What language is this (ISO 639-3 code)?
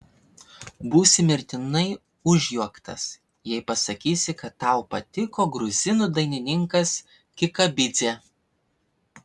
lit